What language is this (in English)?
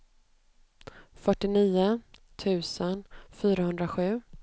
Swedish